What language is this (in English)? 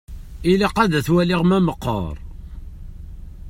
Kabyle